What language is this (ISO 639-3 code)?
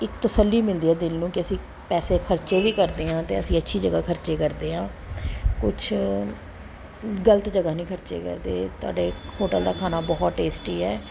pan